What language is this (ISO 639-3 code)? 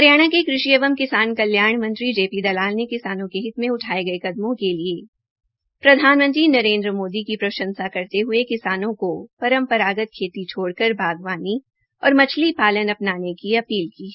hin